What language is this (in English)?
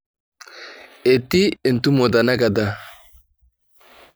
Masai